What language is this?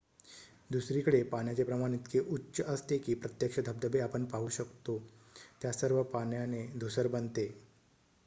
Marathi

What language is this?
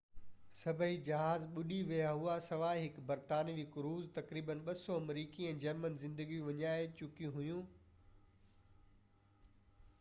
Sindhi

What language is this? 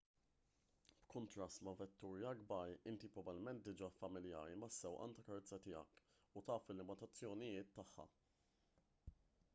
Maltese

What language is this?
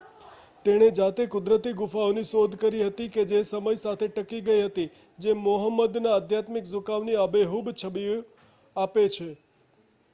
Gujarati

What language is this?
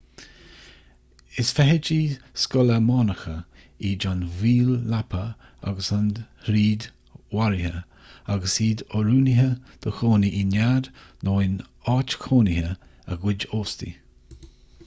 Irish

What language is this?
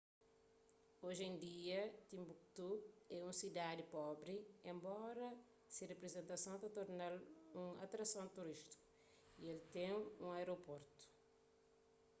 Kabuverdianu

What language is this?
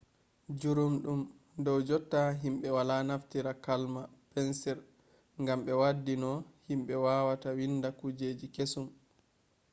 Fula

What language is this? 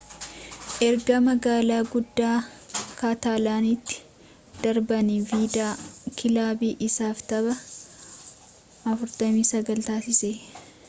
Oromo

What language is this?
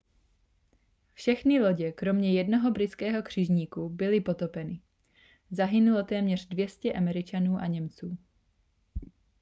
Czech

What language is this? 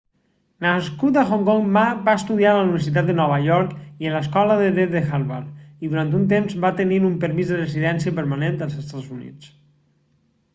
Catalan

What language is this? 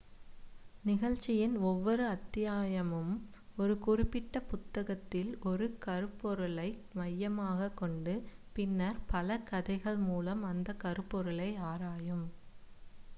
Tamil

